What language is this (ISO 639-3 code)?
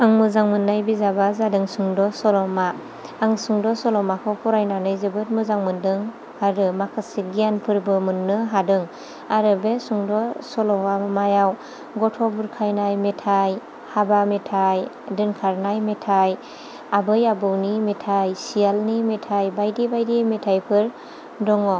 brx